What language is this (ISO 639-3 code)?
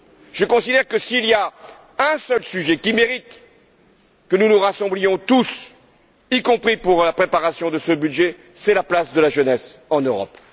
fra